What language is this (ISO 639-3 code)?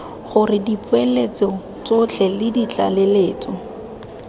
tsn